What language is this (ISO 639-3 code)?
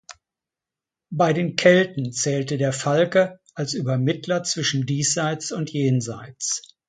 deu